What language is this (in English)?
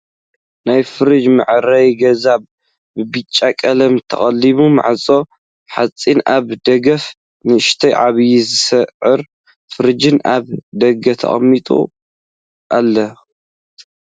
Tigrinya